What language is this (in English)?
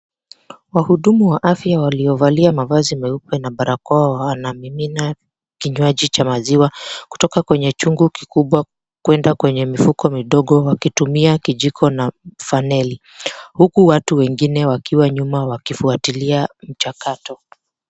Swahili